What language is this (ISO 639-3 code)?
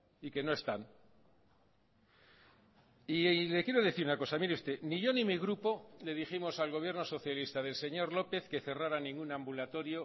spa